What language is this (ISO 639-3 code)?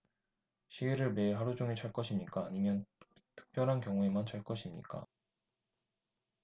kor